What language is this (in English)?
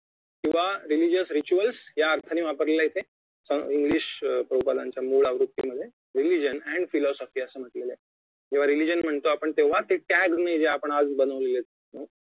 Marathi